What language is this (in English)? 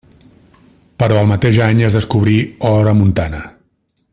Catalan